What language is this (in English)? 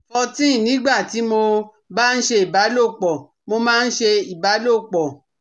Yoruba